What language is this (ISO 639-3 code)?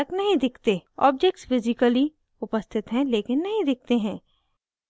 hin